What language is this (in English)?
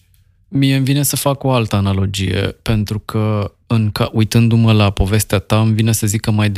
Romanian